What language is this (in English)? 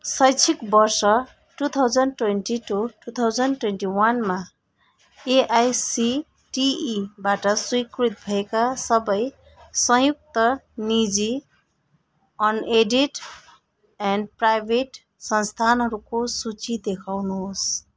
Nepali